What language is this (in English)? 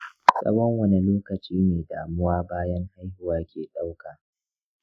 Hausa